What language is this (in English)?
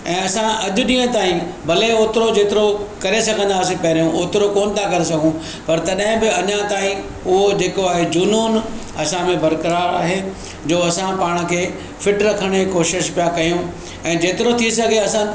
Sindhi